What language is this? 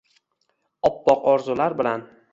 Uzbek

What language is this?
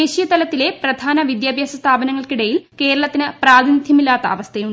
Malayalam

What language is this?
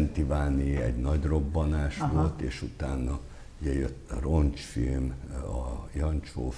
Hungarian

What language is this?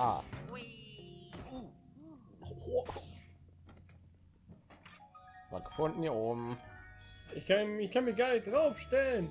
German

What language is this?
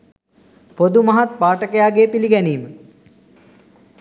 Sinhala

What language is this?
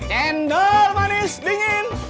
Indonesian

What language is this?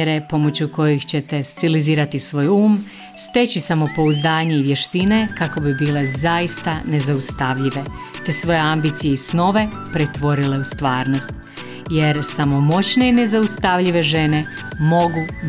Croatian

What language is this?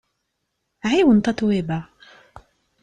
Kabyle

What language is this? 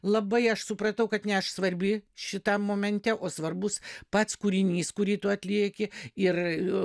Lithuanian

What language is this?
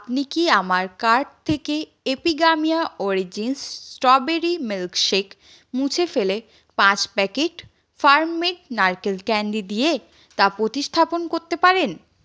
Bangla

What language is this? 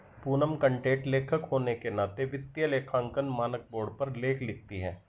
Hindi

